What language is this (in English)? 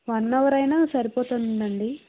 Telugu